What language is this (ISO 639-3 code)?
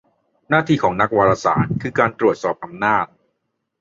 tha